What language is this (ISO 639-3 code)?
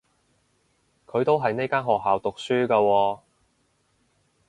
yue